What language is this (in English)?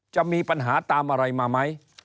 Thai